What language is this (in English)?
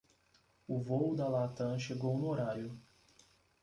Portuguese